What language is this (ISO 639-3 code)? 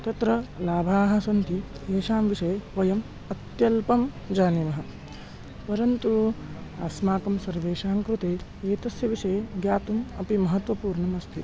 san